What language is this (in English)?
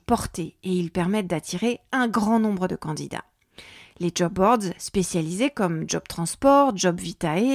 French